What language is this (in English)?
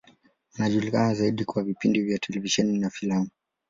Swahili